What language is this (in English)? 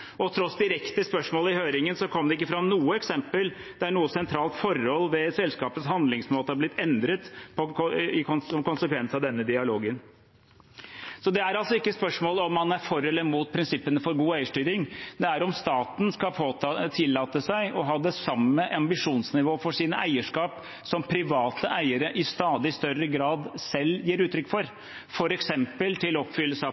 Norwegian Bokmål